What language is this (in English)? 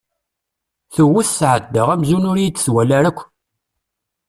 Kabyle